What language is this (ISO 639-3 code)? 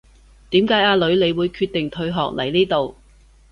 yue